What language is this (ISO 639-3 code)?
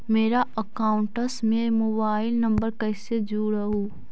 mag